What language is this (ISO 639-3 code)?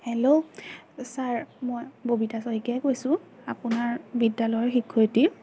asm